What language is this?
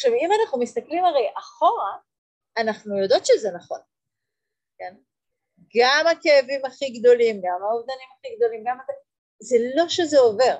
Hebrew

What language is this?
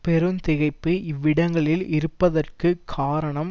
Tamil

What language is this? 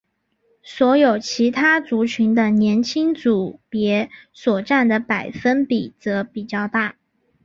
Chinese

